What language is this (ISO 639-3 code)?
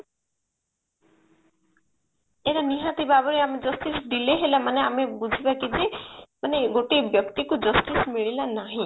ori